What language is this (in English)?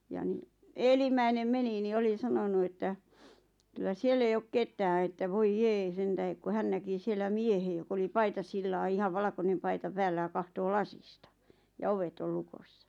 Finnish